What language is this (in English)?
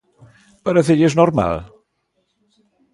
Galician